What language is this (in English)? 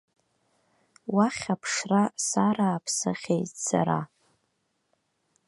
Abkhazian